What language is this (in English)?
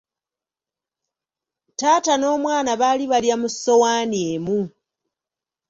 Ganda